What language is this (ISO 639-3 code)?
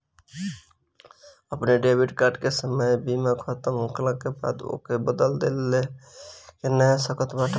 bho